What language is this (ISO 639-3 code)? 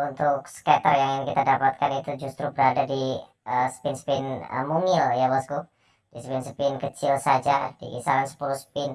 ind